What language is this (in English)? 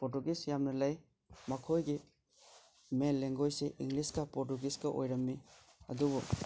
Manipuri